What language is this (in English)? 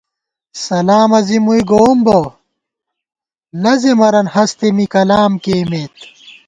Gawar-Bati